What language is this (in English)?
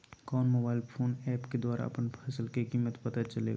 Magahi